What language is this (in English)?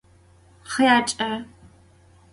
Adyghe